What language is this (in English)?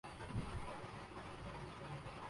Urdu